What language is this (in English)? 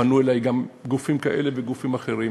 Hebrew